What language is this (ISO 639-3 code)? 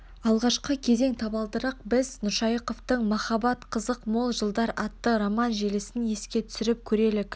kaz